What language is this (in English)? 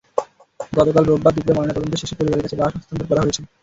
Bangla